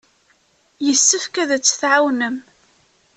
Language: Kabyle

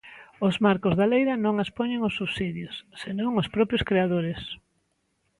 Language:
Galician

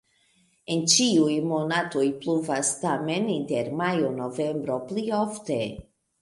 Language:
Esperanto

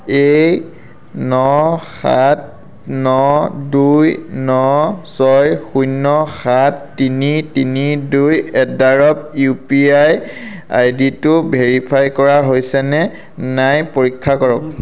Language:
Assamese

